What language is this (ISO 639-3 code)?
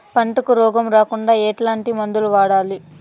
tel